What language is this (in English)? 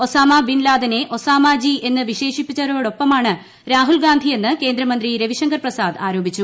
Malayalam